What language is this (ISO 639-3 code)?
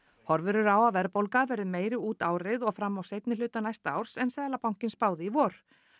isl